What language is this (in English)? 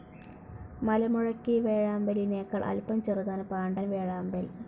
Malayalam